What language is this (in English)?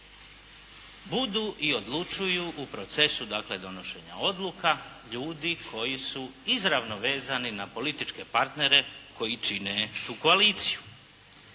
Croatian